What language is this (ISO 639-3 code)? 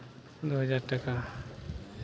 mai